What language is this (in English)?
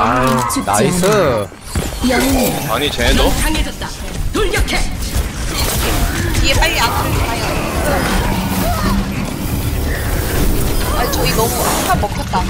Korean